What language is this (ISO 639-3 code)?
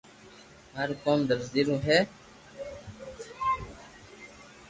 lrk